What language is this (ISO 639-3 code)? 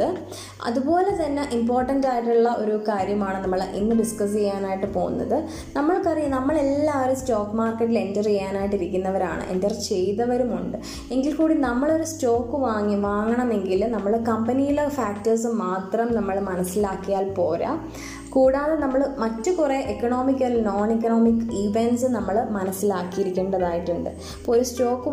mal